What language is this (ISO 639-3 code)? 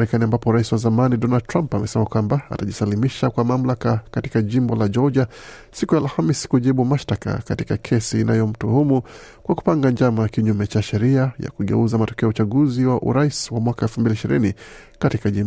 swa